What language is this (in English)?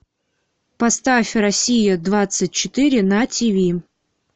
Russian